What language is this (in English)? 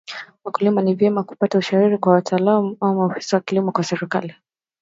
Swahili